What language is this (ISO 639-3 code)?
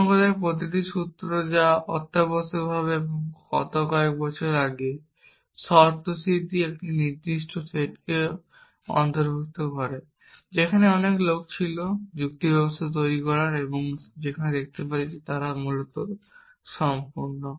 ben